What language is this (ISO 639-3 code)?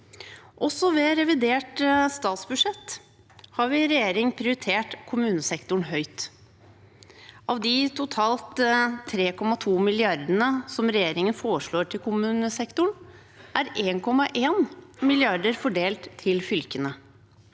nor